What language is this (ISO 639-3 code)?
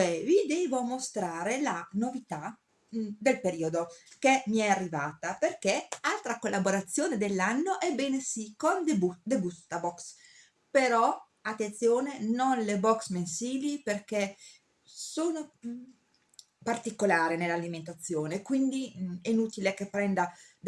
ita